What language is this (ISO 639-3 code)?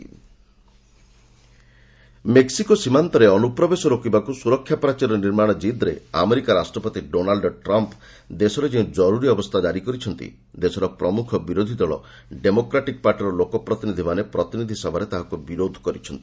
ori